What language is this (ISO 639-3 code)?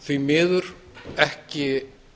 isl